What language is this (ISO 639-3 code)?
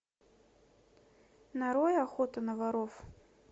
rus